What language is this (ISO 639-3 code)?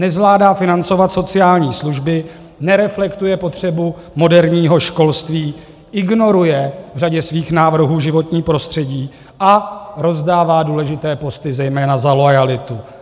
ces